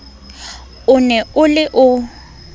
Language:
Southern Sotho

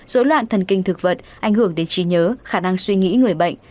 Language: Vietnamese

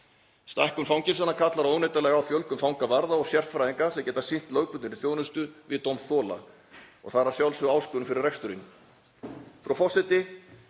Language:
Icelandic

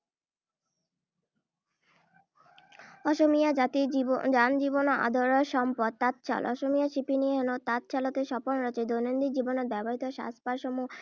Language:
Assamese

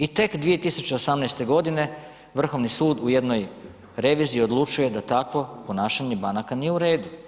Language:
Croatian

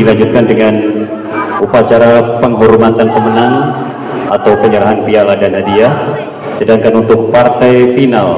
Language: Indonesian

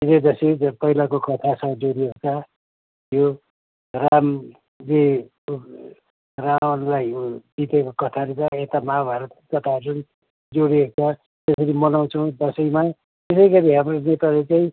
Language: Nepali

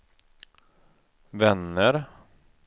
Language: Swedish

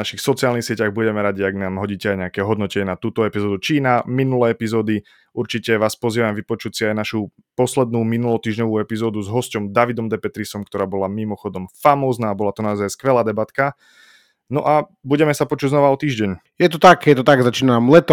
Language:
Slovak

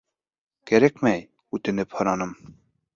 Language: Bashkir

